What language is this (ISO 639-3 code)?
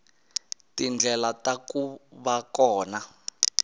tso